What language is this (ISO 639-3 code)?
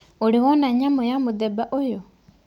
kik